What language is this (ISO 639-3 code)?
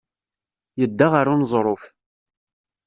kab